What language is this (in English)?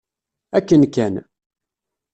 Kabyle